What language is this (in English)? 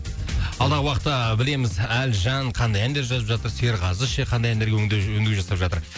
Kazakh